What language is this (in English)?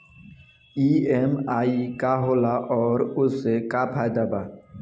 Bhojpuri